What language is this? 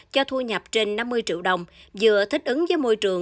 Vietnamese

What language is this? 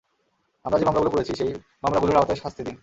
Bangla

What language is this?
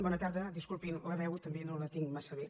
Catalan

